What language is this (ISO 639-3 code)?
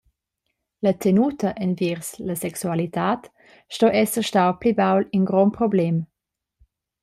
roh